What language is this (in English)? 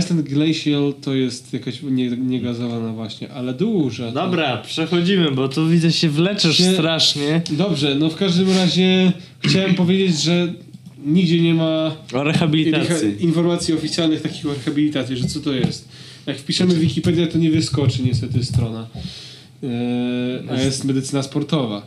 Polish